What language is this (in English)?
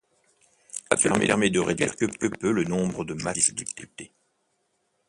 French